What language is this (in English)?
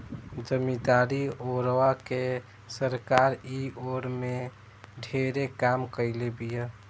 Bhojpuri